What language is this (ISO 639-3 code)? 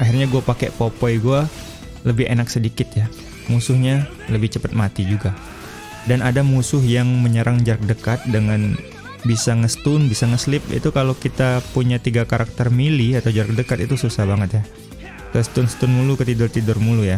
ind